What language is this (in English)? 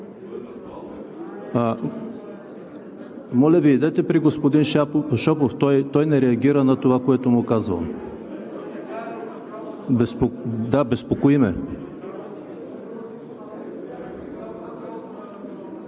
Bulgarian